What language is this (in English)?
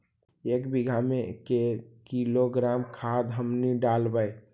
Magahi